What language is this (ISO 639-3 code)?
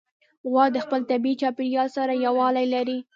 pus